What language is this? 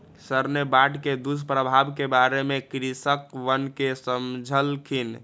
Magahi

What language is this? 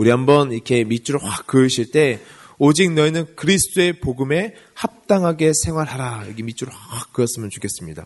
Korean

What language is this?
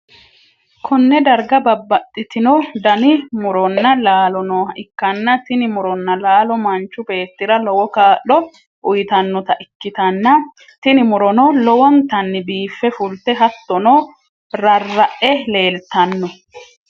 Sidamo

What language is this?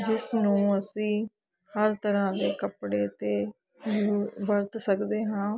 Punjabi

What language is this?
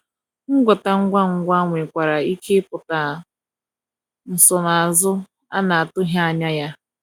Igbo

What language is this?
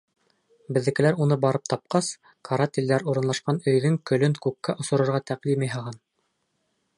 Bashkir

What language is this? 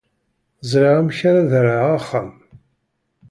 Kabyle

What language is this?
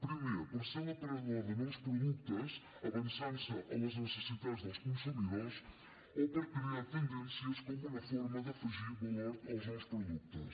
Catalan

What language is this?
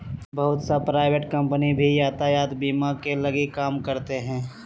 Magahi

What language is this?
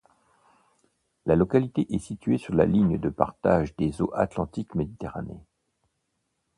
French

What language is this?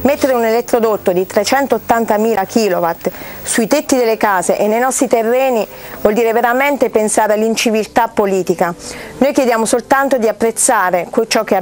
Italian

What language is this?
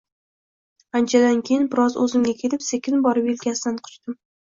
Uzbek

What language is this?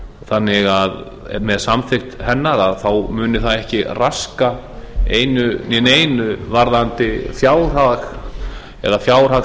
Icelandic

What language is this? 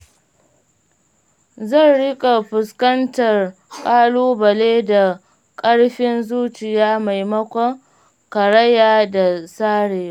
Hausa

